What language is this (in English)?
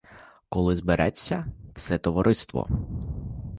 Ukrainian